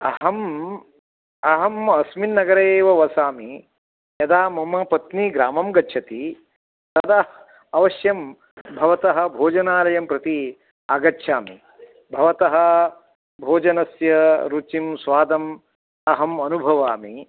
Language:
Sanskrit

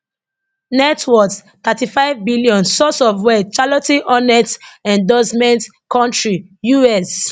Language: Nigerian Pidgin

